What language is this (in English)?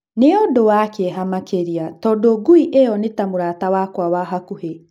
Kikuyu